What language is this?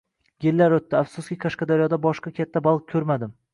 Uzbek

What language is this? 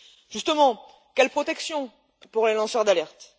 French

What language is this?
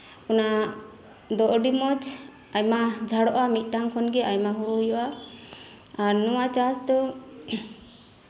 Santali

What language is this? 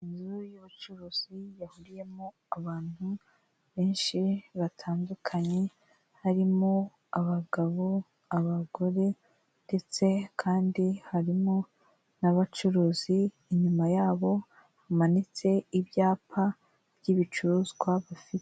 Kinyarwanda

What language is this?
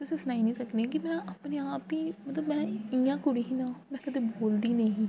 Dogri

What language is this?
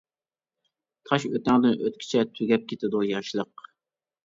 Uyghur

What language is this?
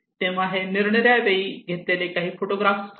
Marathi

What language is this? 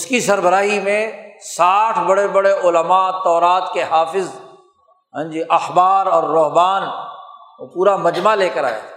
Urdu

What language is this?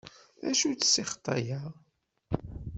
Kabyle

